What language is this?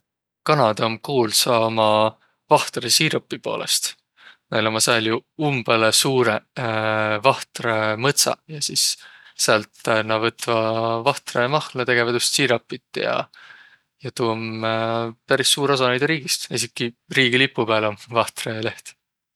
Võro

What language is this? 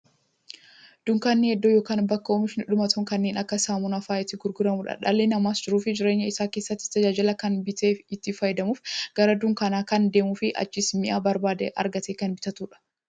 Oromo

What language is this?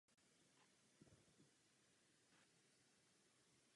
Czech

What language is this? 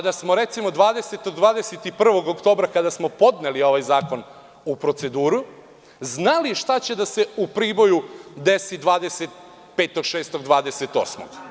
Serbian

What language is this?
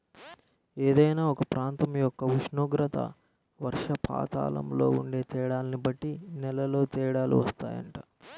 Telugu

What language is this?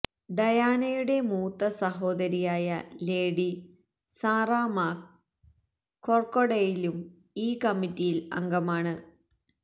Malayalam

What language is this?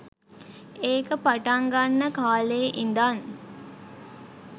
Sinhala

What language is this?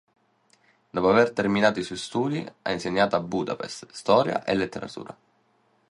Italian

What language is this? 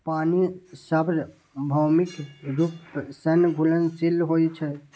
Maithili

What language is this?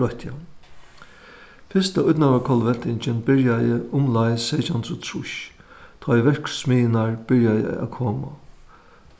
Faroese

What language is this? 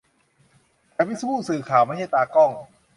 Thai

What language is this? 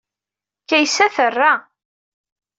Kabyle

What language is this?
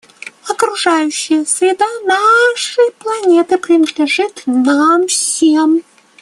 Russian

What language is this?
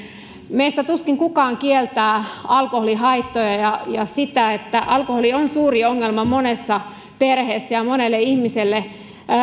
Finnish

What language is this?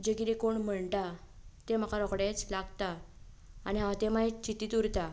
Konkani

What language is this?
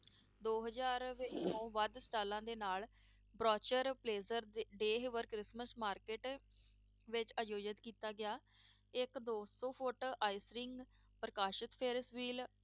Punjabi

